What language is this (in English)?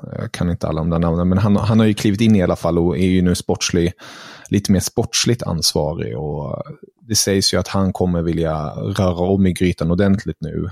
Swedish